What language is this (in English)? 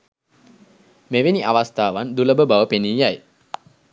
Sinhala